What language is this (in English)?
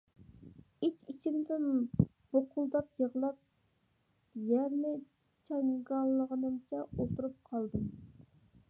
Uyghur